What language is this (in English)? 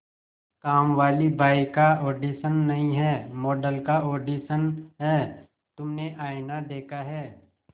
Hindi